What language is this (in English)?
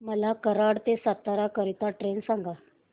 Marathi